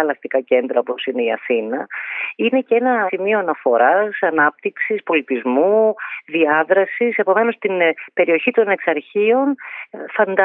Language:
Greek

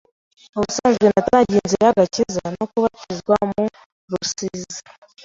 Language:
Kinyarwanda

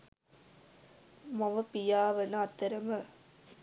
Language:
Sinhala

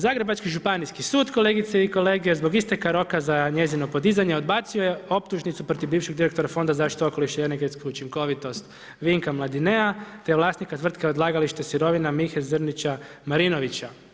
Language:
Croatian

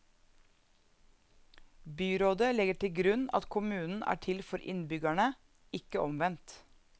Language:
Norwegian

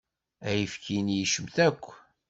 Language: Kabyle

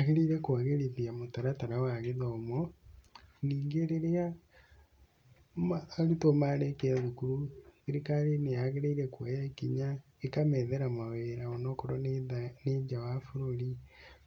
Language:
Kikuyu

